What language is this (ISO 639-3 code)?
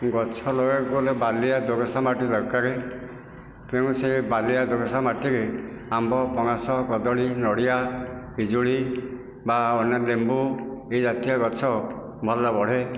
ori